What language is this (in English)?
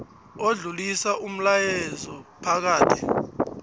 South Ndebele